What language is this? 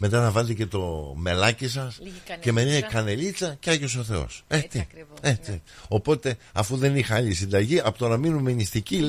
Greek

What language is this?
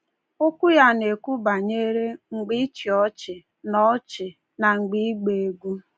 Igbo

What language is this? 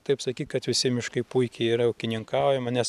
Lithuanian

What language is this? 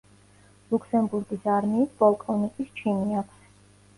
Georgian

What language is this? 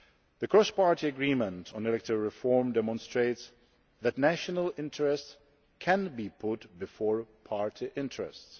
English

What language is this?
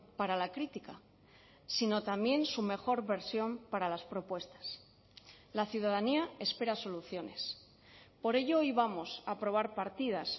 Spanish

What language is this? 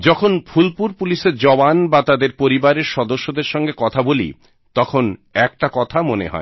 Bangla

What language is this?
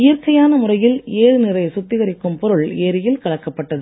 Tamil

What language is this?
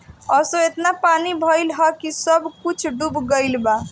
Bhojpuri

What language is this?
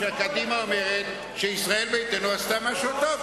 Hebrew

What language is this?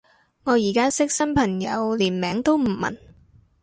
Cantonese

